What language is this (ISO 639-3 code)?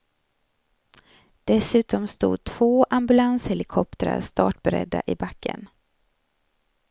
swe